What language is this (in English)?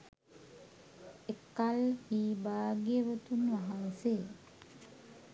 Sinhala